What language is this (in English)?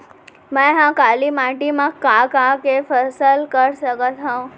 Chhattisgarhi